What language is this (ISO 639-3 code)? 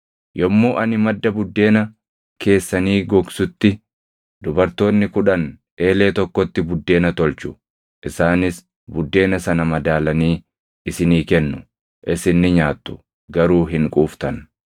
orm